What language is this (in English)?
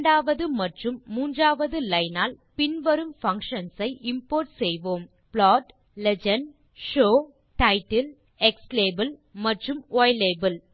Tamil